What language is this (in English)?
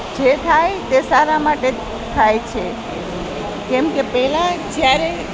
Gujarati